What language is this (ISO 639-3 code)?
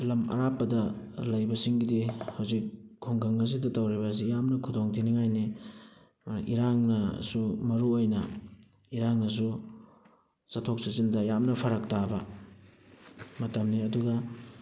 mni